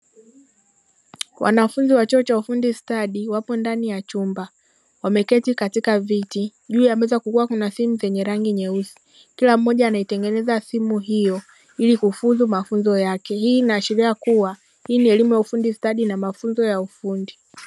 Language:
Swahili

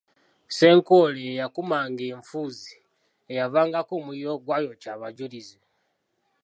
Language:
Ganda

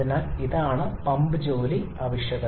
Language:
Malayalam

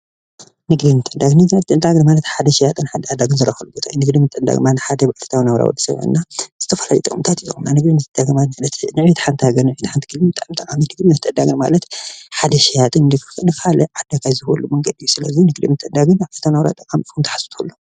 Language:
Tigrinya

